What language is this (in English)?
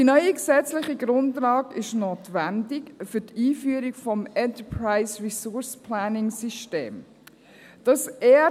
Swiss German